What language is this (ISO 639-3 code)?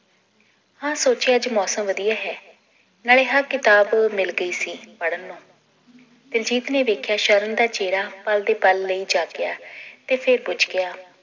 pan